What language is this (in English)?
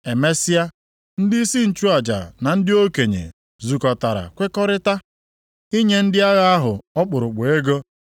Igbo